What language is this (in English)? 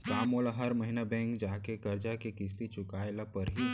Chhattisgarhi